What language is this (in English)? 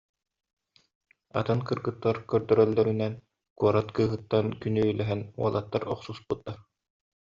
Yakut